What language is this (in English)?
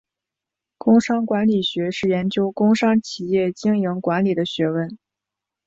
Chinese